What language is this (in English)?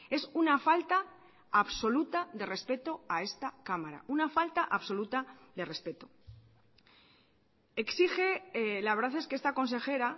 Spanish